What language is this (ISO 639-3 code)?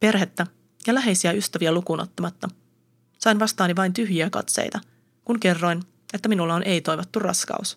fin